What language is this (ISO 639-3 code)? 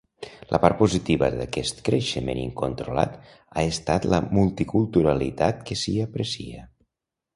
cat